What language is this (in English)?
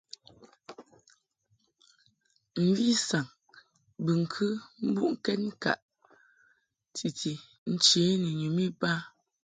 Mungaka